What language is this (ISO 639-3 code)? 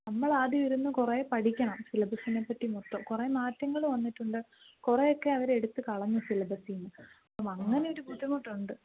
mal